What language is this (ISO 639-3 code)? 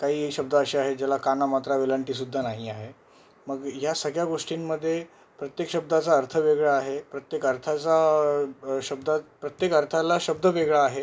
mar